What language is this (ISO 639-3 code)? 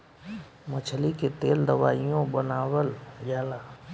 bho